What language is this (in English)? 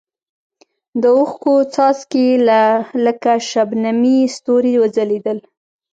Pashto